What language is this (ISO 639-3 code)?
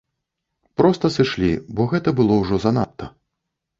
bel